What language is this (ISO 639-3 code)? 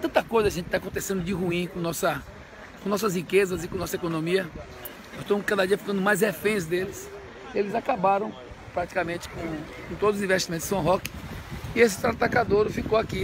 por